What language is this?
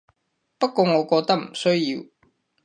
Cantonese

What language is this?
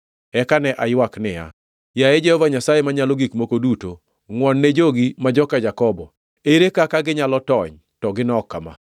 Luo (Kenya and Tanzania)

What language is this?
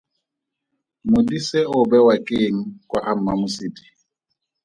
Tswana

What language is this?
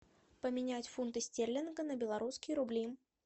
Russian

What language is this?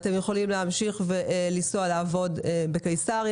Hebrew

